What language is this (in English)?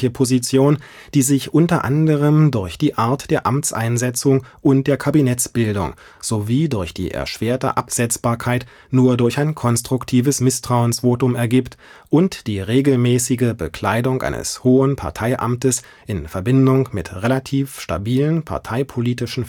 German